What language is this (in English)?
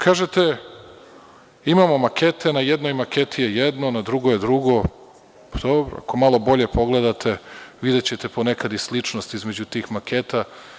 Serbian